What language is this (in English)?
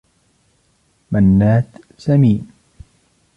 Arabic